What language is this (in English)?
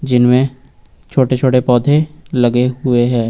Hindi